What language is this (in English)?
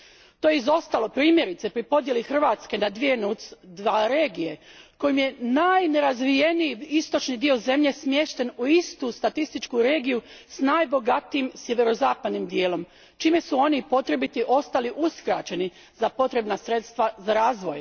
Croatian